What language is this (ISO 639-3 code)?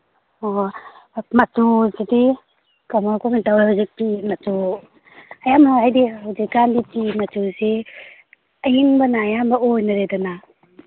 mni